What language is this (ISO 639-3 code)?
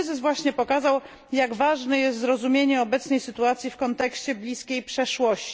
pol